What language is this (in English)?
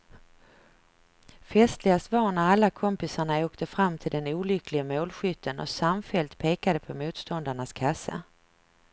Swedish